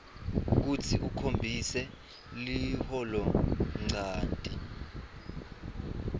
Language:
Swati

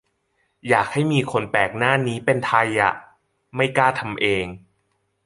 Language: Thai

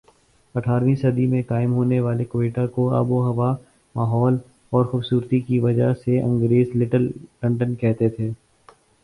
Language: Urdu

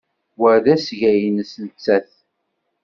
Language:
Kabyle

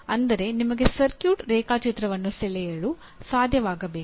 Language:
Kannada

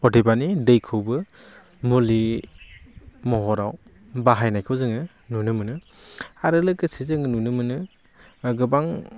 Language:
Bodo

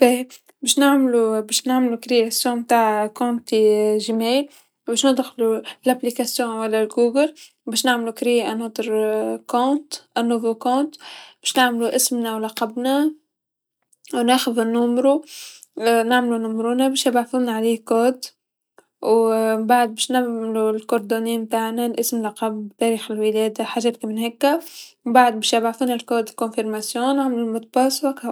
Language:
Tunisian Arabic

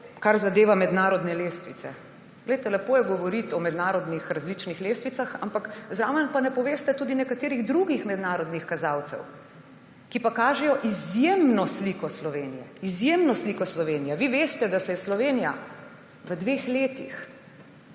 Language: Slovenian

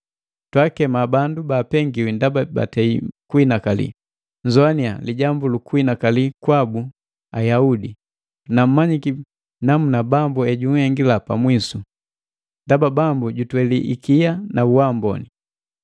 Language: Matengo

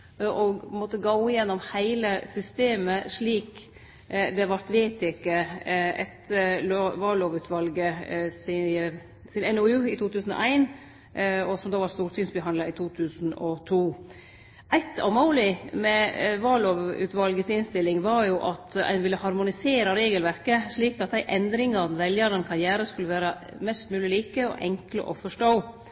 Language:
Norwegian Nynorsk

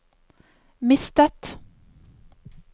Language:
Norwegian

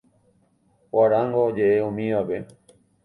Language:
Guarani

